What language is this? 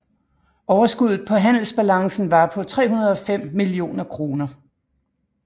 Danish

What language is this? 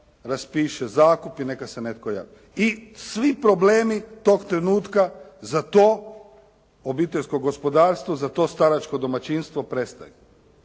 Croatian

